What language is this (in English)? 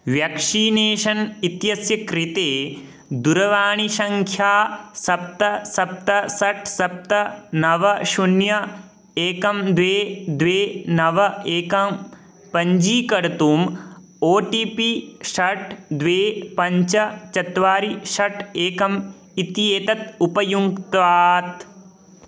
Sanskrit